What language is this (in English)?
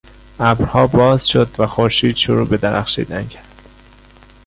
Persian